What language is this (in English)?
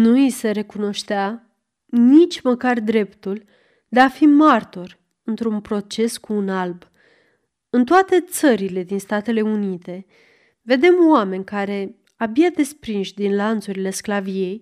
Romanian